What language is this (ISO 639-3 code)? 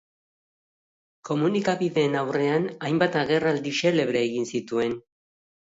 eus